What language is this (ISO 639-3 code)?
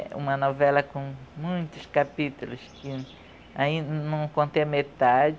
por